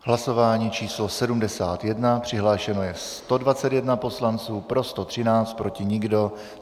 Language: Czech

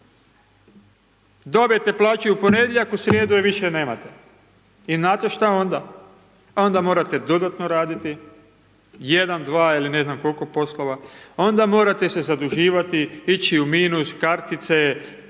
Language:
Croatian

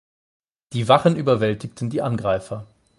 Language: German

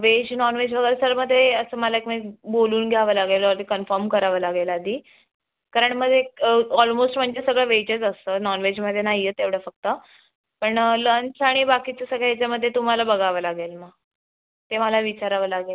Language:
Marathi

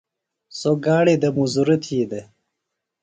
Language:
Phalura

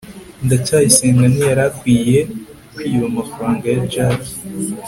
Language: Kinyarwanda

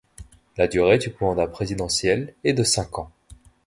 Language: French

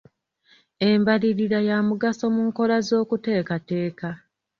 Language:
Ganda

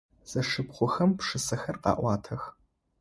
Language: Adyghe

